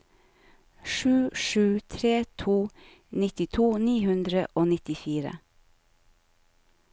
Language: Norwegian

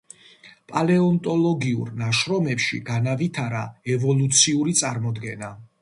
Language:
Georgian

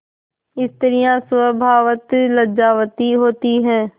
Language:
Hindi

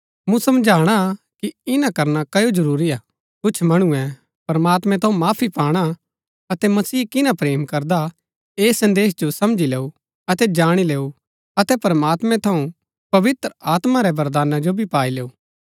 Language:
Gaddi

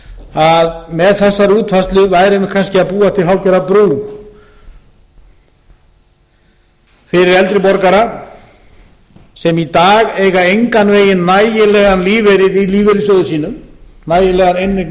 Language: Icelandic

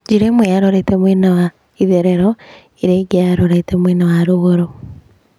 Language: Kikuyu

